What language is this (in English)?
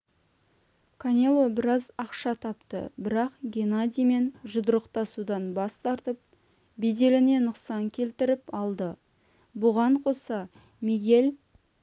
Kazakh